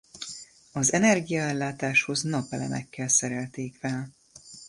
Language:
Hungarian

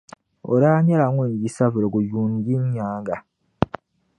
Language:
Dagbani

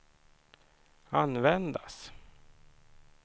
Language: Swedish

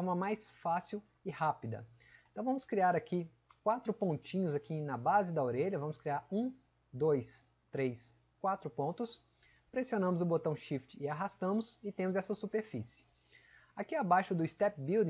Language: Portuguese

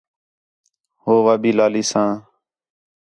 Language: Khetrani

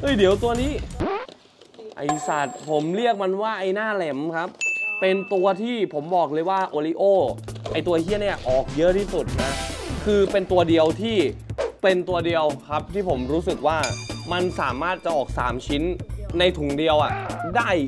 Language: Thai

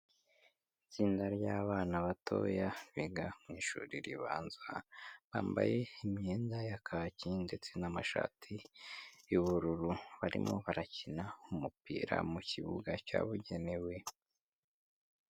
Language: Kinyarwanda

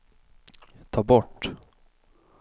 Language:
Swedish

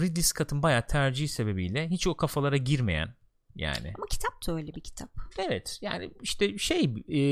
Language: Turkish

